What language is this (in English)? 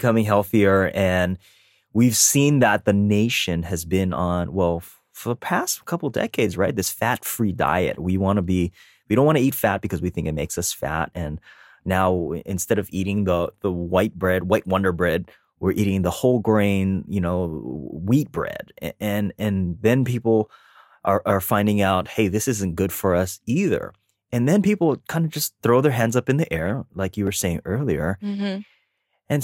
English